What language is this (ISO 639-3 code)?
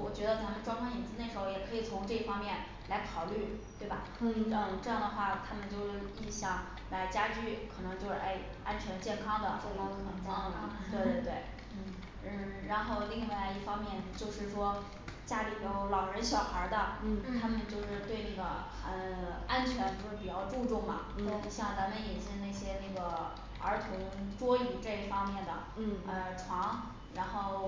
zho